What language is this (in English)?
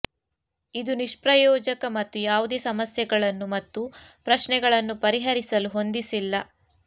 Kannada